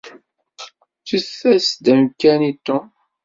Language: Kabyle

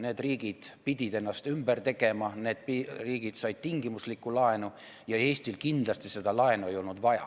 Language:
Estonian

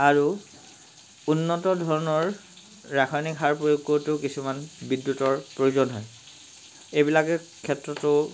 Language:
Assamese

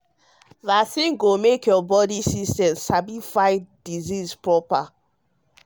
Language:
Nigerian Pidgin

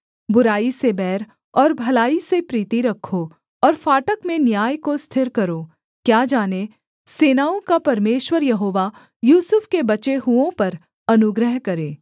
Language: Hindi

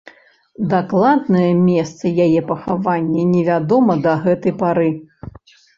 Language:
Belarusian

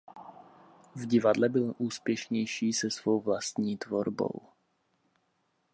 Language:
Czech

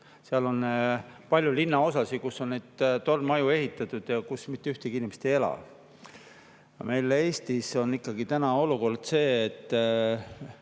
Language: Estonian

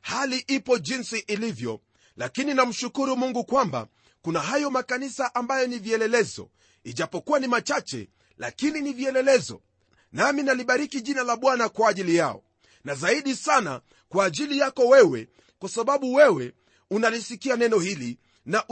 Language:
Swahili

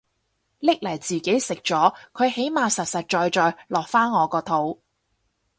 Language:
Cantonese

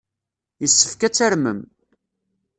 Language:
Kabyle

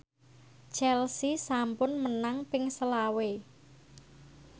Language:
Javanese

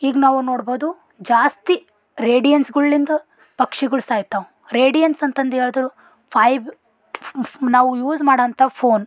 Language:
Kannada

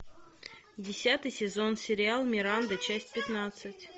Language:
Russian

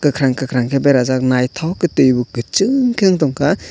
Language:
Kok Borok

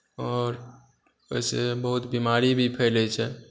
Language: Maithili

